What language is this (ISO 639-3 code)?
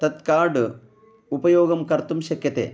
san